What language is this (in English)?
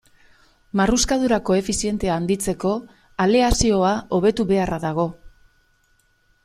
Basque